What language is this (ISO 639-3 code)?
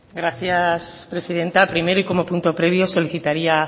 spa